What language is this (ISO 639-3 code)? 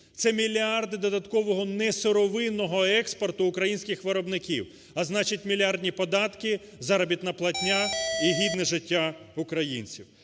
ukr